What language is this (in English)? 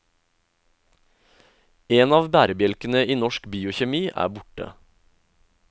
Norwegian